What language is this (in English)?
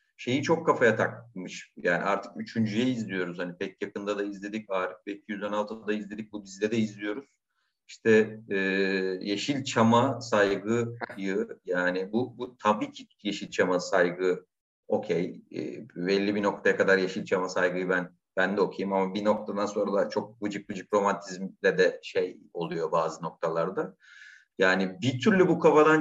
Turkish